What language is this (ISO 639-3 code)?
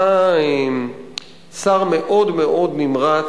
heb